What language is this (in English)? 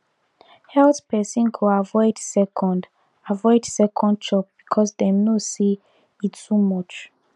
Nigerian Pidgin